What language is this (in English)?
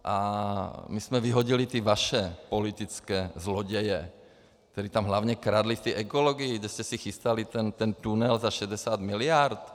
Czech